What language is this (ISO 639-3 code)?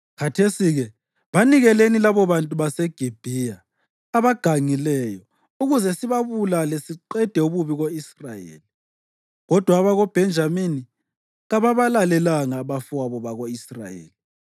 nde